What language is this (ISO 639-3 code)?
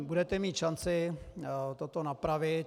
ces